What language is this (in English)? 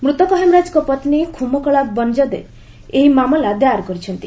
Odia